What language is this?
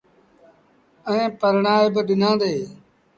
Sindhi Bhil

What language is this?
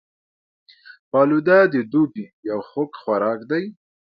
Pashto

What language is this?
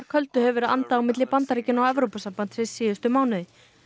Icelandic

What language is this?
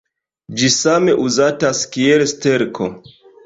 Esperanto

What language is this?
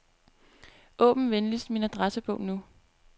Danish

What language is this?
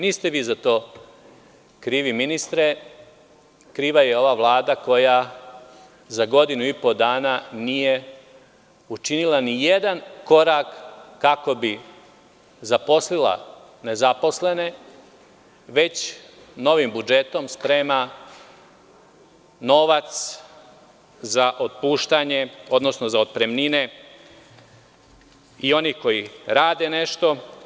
Serbian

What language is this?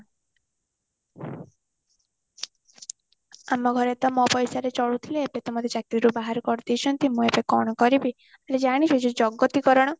Odia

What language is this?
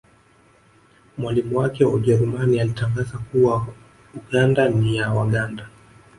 Swahili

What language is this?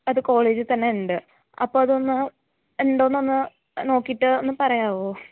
Malayalam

